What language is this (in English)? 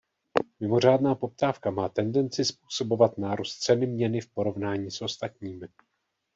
Czech